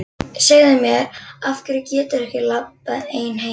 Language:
Icelandic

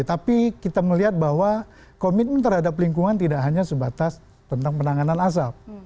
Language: Indonesian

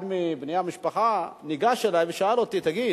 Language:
Hebrew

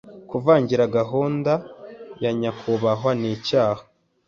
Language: Kinyarwanda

